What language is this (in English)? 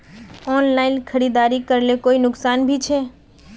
Magahi